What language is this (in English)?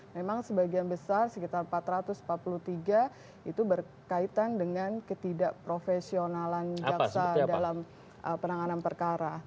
Indonesian